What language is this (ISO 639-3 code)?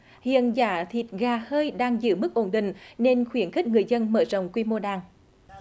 vie